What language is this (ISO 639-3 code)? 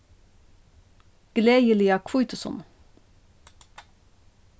fao